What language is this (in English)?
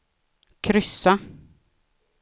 Swedish